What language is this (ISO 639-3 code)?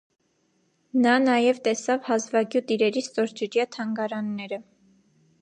hye